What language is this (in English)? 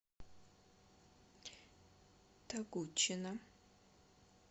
Russian